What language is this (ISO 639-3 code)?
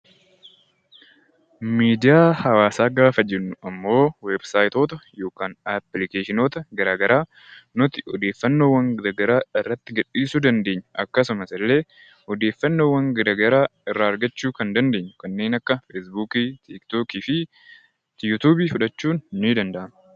orm